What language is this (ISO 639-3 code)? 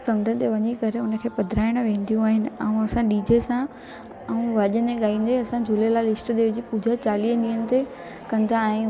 snd